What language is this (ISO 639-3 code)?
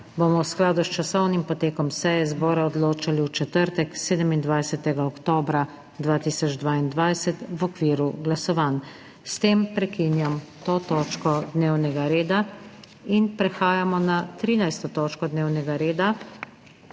slv